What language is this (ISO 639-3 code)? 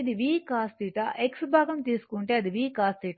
tel